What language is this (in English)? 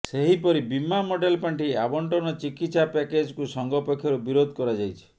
Odia